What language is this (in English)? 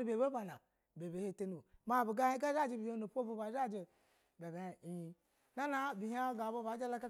Basa (Nigeria)